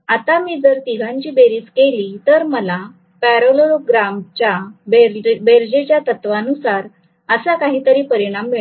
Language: Marathi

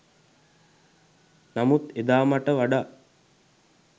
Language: Sinhala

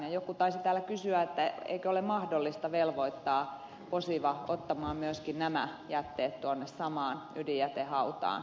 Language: Finnish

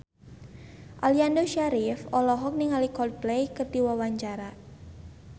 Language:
Sundanese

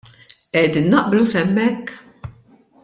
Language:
Maltese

